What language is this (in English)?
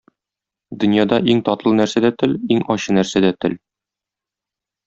Tatar